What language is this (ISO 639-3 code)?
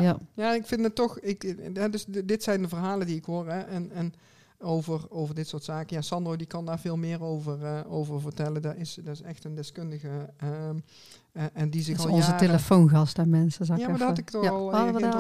nld